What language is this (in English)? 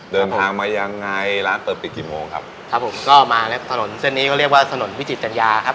Thai